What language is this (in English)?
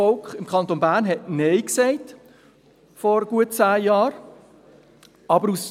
Swiss German